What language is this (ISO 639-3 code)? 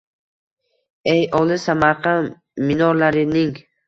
uzb